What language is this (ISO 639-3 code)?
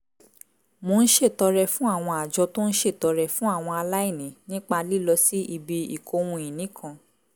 yor